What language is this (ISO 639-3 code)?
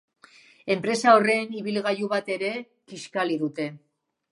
eus